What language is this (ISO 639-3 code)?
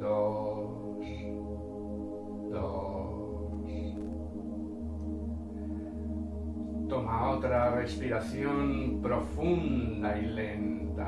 spa